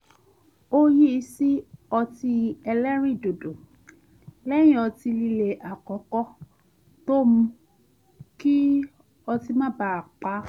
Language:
Yoruba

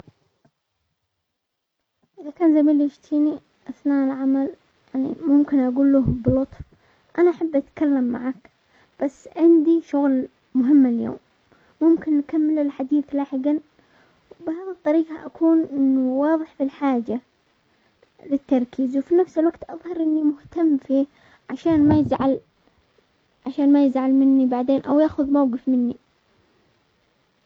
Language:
Omani Arabic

